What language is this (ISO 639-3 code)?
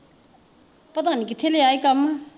pan